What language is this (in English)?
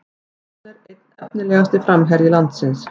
Icelandic